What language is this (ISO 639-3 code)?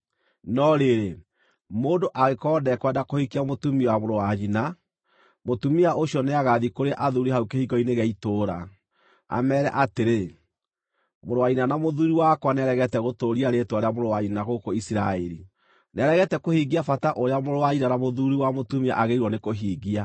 kik